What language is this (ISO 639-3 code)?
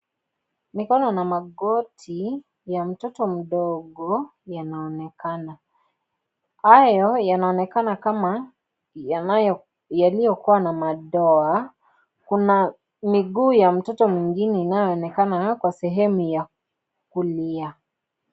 swa